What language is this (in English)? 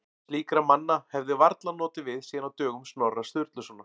Icelandic